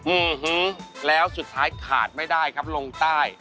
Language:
Thai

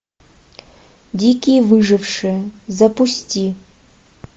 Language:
Russian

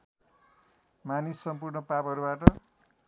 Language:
Nepali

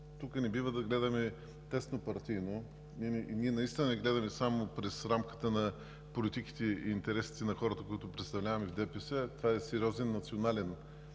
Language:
Bulgarian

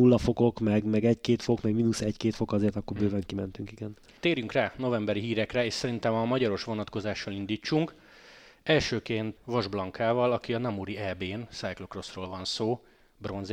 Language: Hungarian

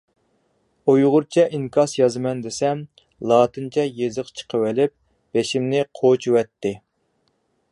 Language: Uyghur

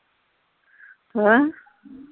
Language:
Punjabi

